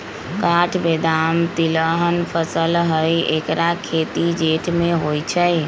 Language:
Magahi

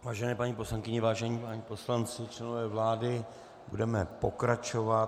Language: Czech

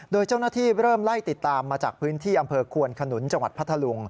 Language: Thai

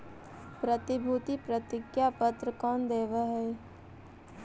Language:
Magahi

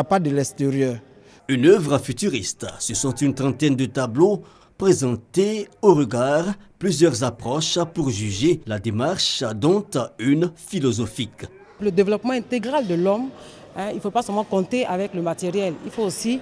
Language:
French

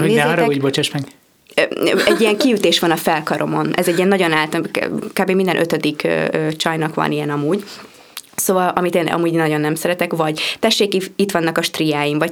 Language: Hungarian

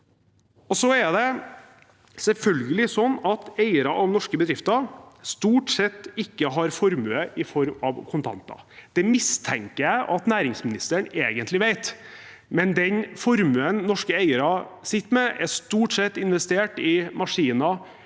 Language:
Norwegian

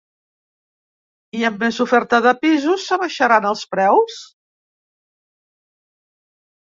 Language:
Catalan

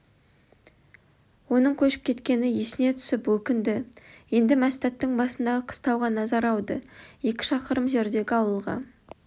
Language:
Kazakh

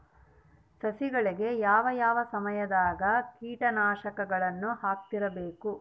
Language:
Kannada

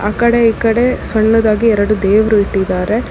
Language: Kannada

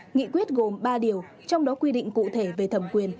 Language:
Vietnamese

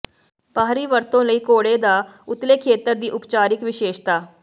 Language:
Punjabi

